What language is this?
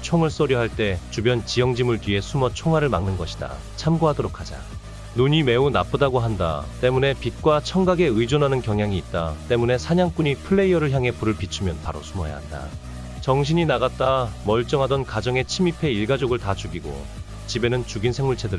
Korean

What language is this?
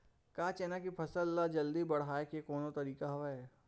Chhattisgarhi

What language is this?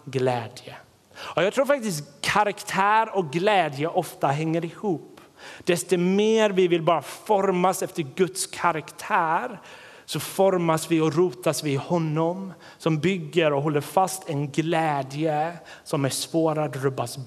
Swedish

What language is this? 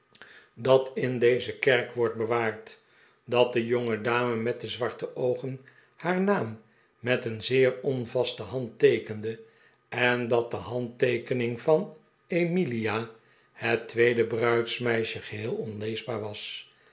Dutch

